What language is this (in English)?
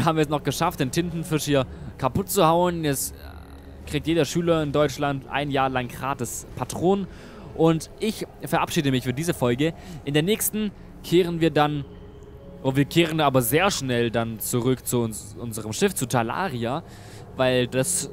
German